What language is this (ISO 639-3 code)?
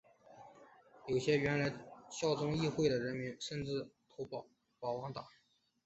zho